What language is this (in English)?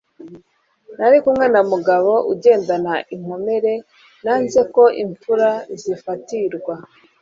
Kinyarwanda